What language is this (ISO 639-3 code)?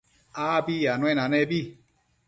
mcf